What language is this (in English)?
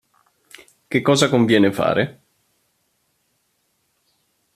Italian